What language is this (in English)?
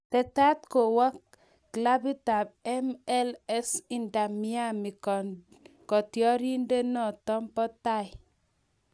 Kalenjin